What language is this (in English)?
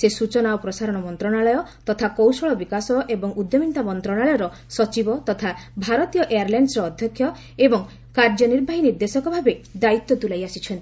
Odia